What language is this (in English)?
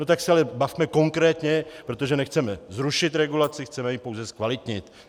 Czech